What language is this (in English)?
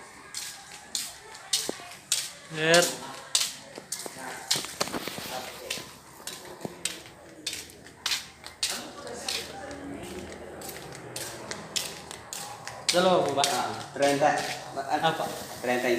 Filipino